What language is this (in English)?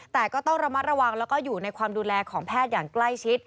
Thai